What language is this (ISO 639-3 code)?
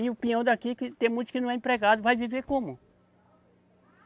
por